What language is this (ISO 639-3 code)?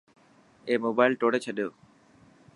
mki